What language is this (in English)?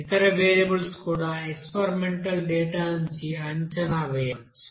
Telugu